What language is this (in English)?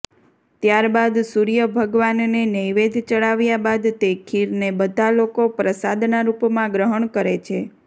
Gujarati